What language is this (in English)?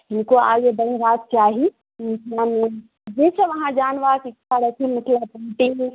Maithili